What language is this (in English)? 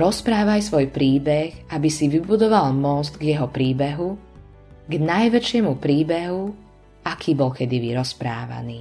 Slovak